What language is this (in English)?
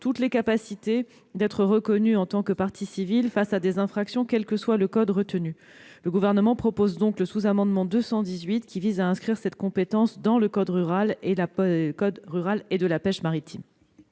French